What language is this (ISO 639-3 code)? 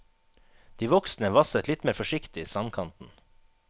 nor